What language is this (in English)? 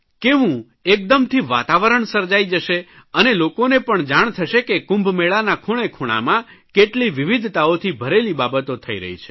Gujarati